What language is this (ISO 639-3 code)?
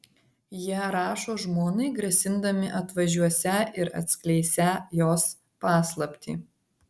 lit